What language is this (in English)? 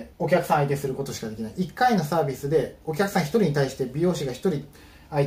Japanese